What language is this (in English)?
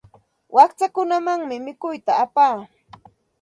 Santa Ana de Tusi Pasco Quechua